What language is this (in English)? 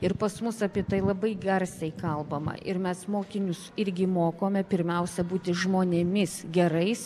Lithuanian